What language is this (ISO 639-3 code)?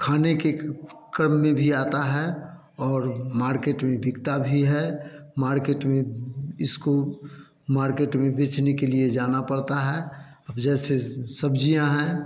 hin